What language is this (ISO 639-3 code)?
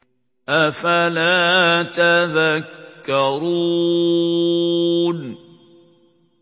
ara